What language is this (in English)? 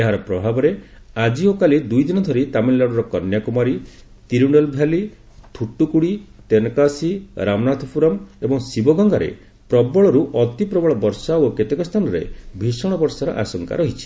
Odia